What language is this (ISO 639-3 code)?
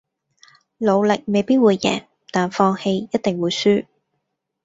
yue